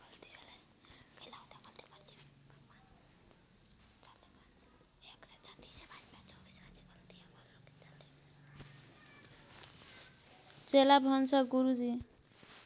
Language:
Nepali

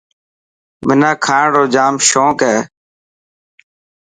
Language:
Dhatki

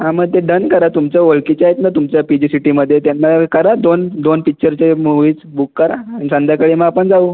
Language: Marathi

